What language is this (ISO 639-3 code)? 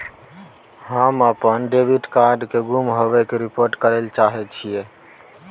mai